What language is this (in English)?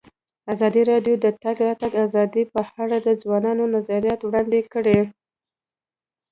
Pashto